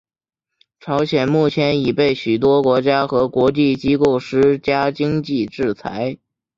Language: Chinese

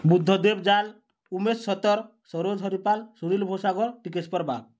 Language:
Odia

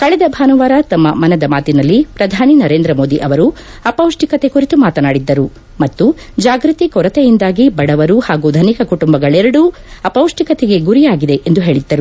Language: Kannada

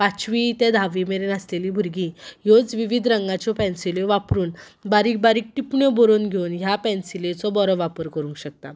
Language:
Konkani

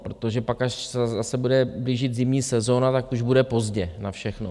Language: Czech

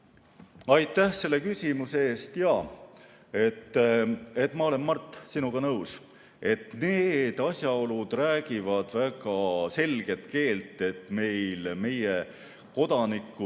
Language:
Estonian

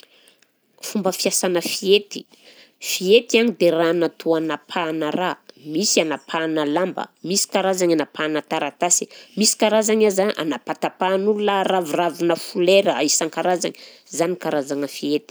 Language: Southern Betsimisaraka Malagasy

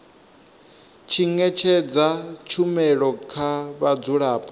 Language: Venda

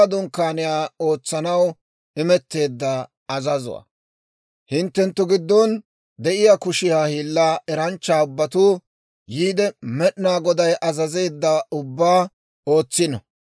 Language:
Dawro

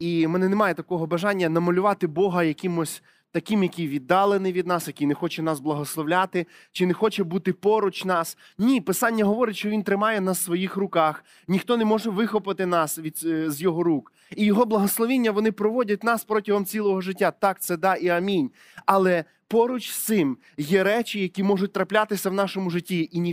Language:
Ukrainian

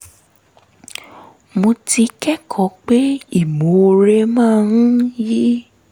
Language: Yoruba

